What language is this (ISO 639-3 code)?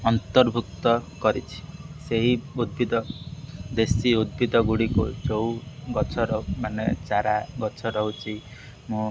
ori